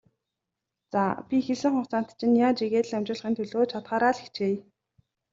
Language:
Mongolian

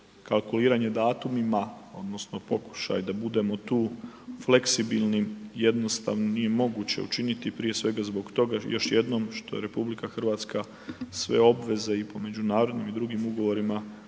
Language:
Croatian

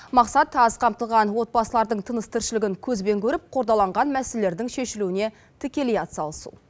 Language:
Kazakh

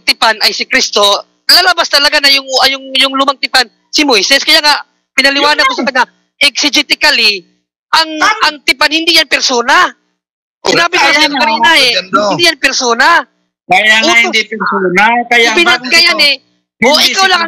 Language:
Filipino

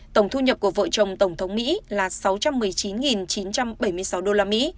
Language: Vietnamese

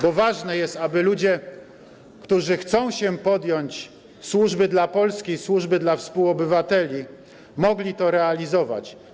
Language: Polish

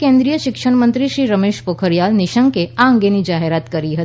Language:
Gujarati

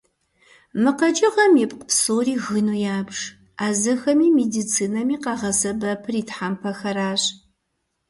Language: Kabardian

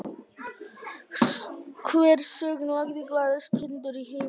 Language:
Icelandic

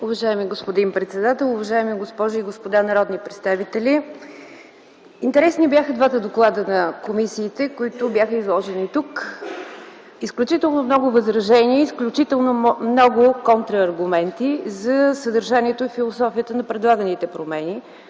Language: Bulgarian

